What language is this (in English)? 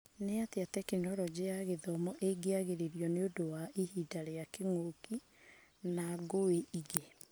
Kikuyu